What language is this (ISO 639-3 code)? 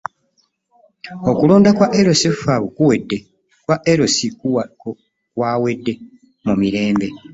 lug